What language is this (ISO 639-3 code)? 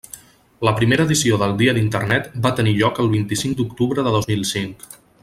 cat